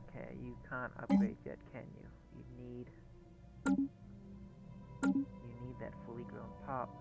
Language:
English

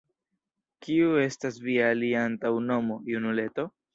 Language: Esperanto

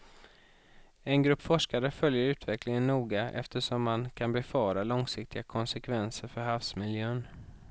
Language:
Swedish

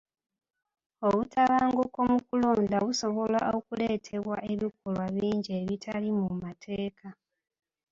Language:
Ganda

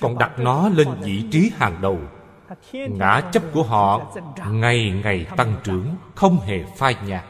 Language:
Vietnamese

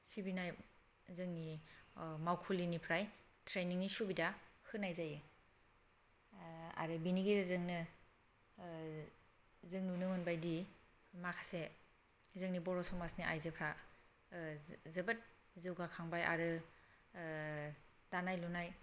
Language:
Bodo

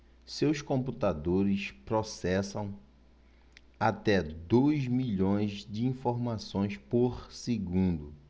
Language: Portuguese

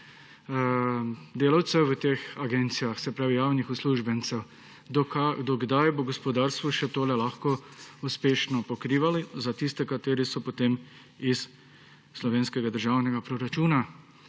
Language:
Slovenian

